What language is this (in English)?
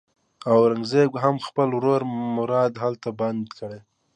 Pashto